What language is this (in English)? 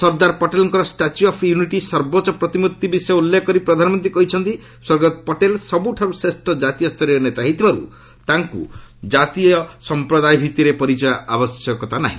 Odia